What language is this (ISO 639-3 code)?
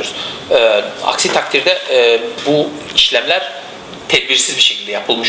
tur